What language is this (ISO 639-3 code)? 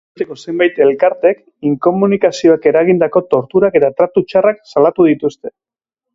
eus